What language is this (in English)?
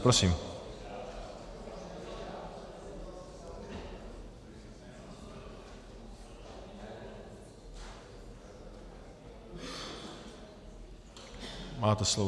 Czech